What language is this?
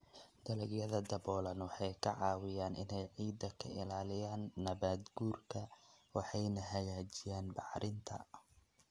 Somali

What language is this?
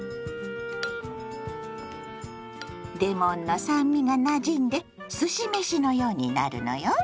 Japanese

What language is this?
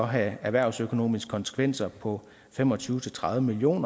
Danish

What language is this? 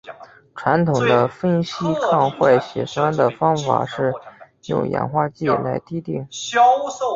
Chinese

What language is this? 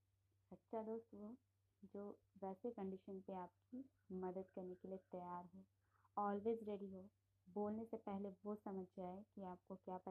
Hindi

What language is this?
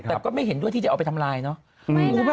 Thai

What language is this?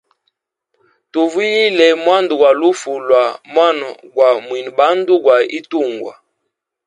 Hemba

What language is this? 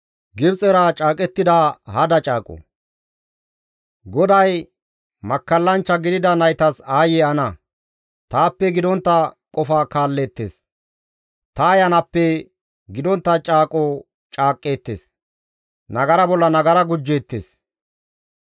Gamo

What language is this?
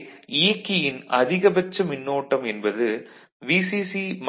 Tamil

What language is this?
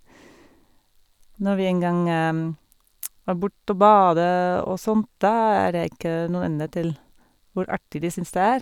Norwegian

